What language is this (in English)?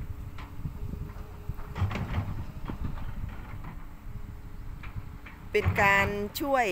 Thai